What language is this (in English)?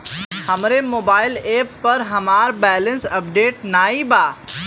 Bhojpuri